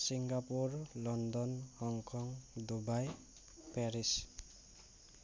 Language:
Assamese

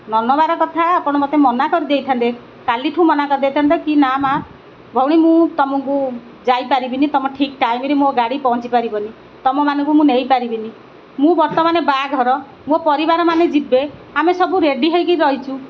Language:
Odia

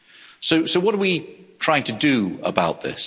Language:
English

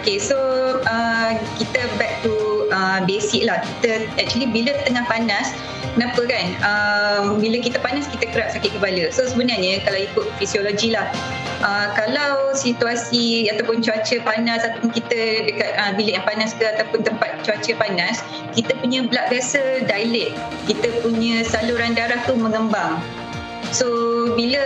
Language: Malay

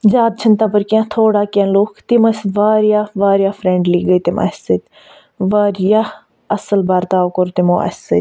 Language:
Kashmiri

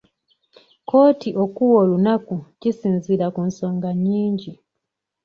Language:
Ganda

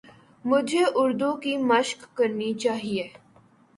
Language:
Urdu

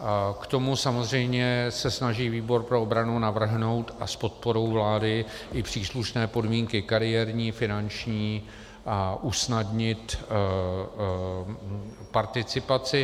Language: Czech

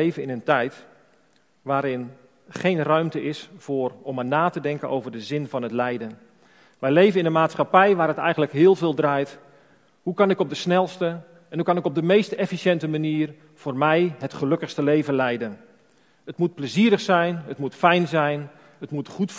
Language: Dutch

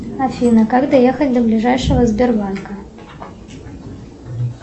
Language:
Russian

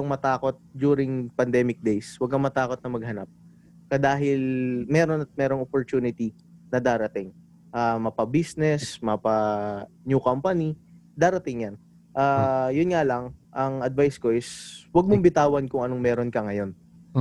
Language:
Filipino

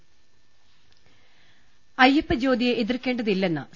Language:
Malayalam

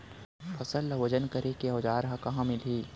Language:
Chhattisgarhi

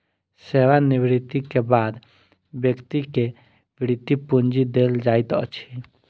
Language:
Maithili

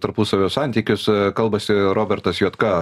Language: Lithuanian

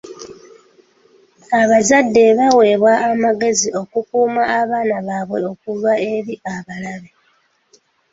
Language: Ganda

